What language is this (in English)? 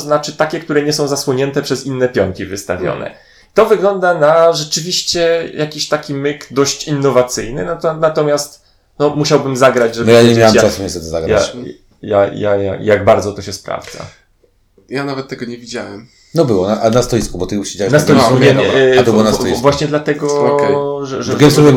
Polish